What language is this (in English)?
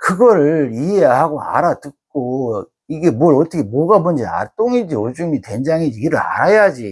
Korean